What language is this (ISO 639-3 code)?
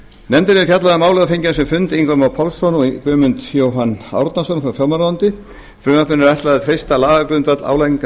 isl